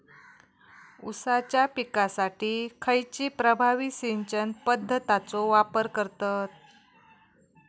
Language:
Marathi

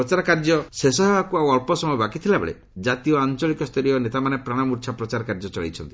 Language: Odia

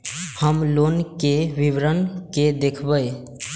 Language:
Maithili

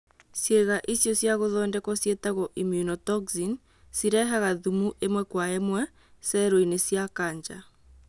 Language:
Kikuyu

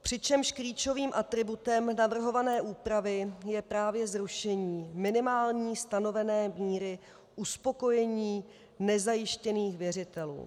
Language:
Czech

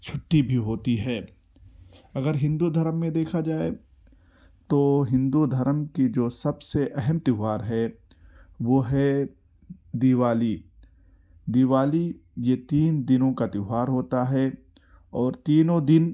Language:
Urdu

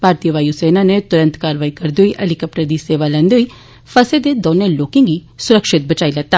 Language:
Dogri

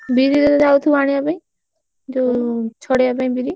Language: Odia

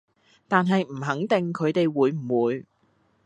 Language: Cantonese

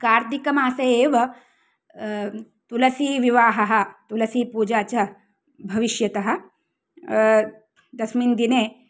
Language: Sanskrit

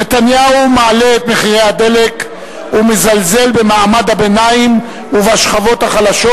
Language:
Hebrew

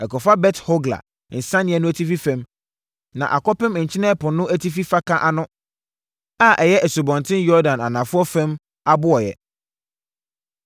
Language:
Akan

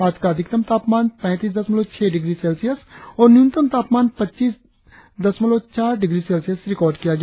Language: Hindi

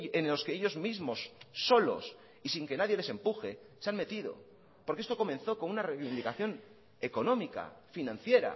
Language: Spanish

